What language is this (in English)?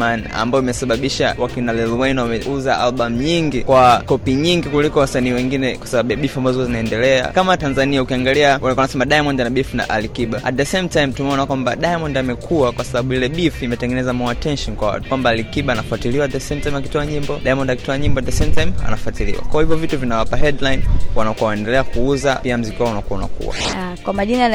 Swahili